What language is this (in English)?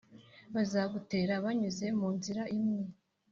Kinyarwanda